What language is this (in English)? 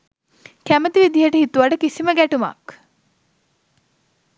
Sinhala